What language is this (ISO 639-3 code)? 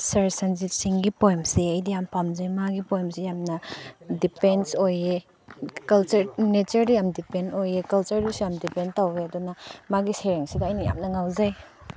mni